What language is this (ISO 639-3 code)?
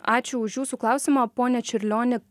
lit